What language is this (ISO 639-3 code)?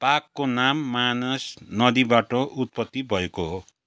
nep